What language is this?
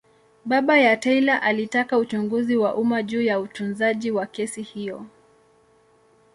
Swahili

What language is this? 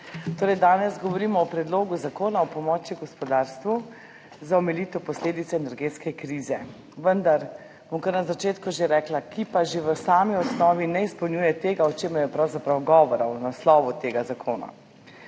Slovenian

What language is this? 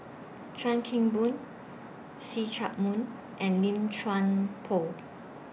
English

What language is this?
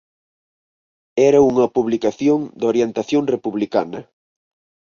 Galician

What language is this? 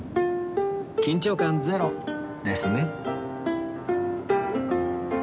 Japanese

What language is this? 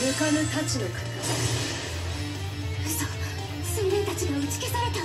Japanese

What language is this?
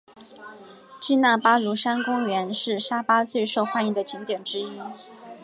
Chinese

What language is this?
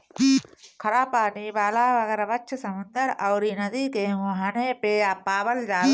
Bhojpuri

